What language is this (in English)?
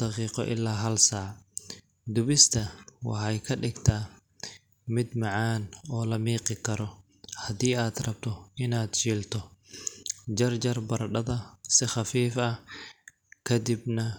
Somali